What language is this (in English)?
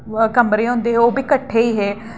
Dogri